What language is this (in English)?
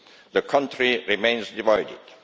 English